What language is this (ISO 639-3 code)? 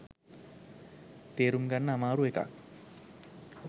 sin